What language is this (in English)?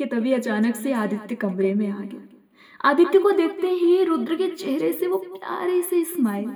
Hindi